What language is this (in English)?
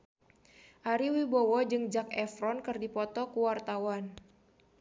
Sundanese